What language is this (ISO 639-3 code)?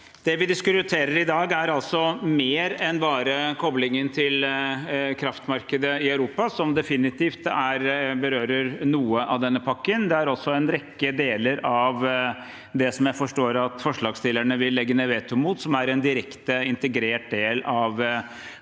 nor